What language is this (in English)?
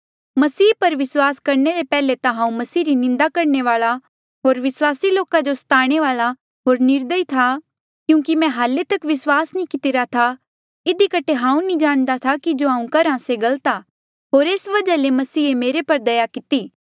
Mandeali